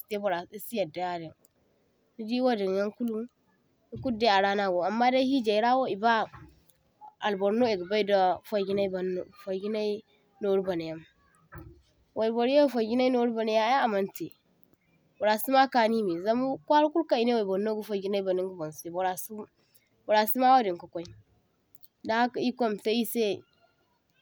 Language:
Zarma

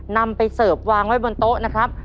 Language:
Thai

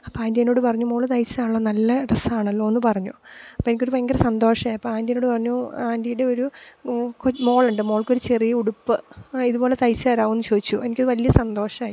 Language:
Malayalam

